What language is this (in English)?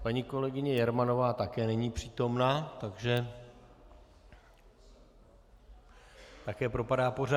Czech